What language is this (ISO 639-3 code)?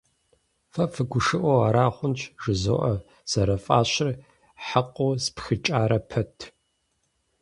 kbd